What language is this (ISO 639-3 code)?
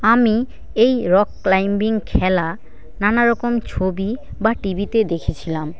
ben